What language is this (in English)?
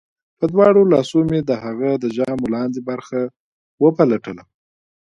Pashto